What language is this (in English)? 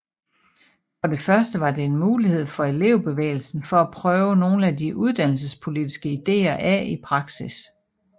Danish